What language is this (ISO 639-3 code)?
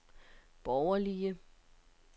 dan